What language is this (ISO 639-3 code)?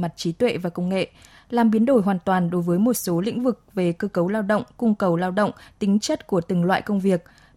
vie